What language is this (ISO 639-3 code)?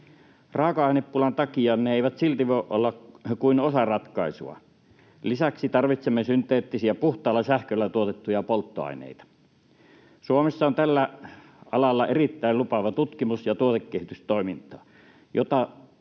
fin